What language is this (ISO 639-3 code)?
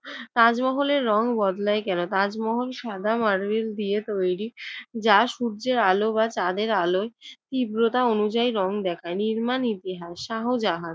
ben